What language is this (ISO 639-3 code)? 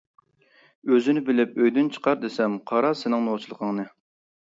uig